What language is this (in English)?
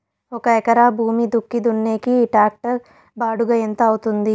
Telugu